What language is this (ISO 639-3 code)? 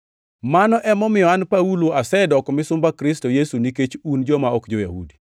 luo